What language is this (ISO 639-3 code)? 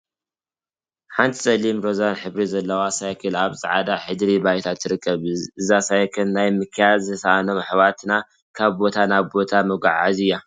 tir